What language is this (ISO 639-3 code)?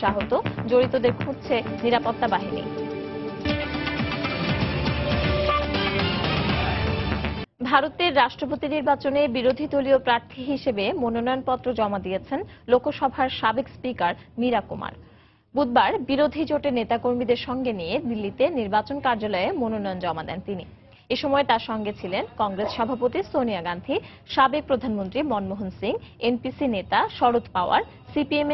eng